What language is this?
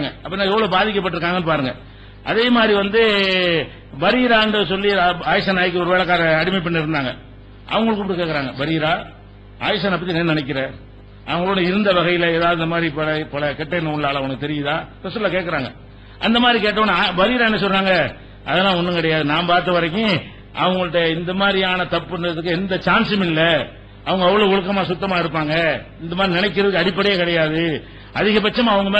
Arabic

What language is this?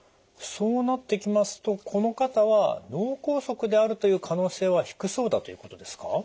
Japanese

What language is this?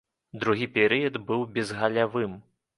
Belarusian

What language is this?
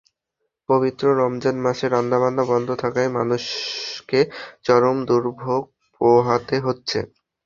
Bangla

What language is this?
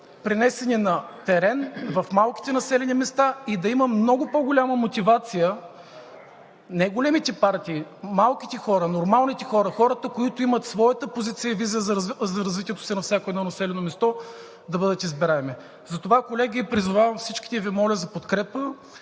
Bulgarian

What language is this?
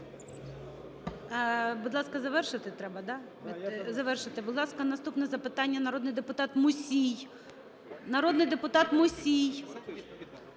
Ukrainian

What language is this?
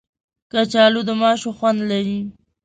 Pashto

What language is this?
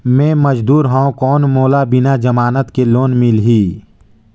Chhattisgarhi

